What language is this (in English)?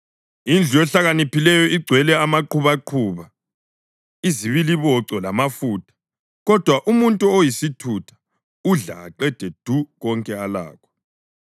North Ndebele